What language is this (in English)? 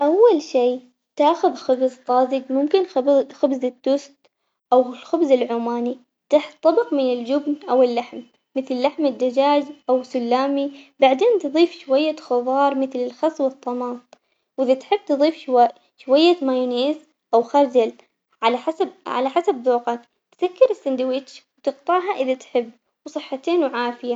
Omani Arabic